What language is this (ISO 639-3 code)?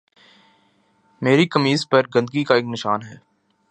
urd